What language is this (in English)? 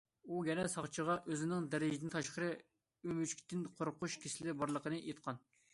Uyghur